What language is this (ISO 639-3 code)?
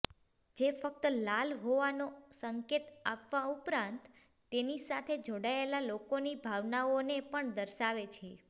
guj